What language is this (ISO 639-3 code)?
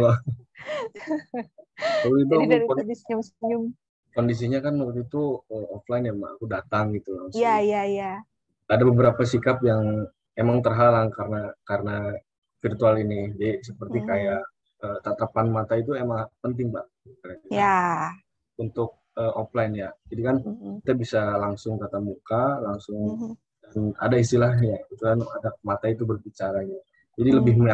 ind